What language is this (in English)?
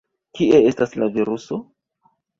Esperanto